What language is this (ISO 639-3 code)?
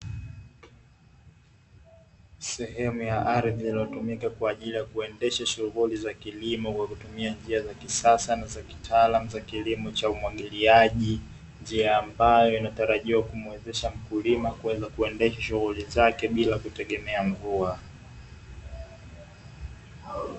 swa